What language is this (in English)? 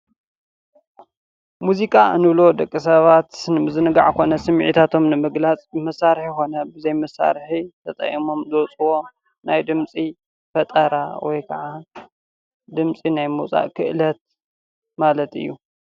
Tigrinya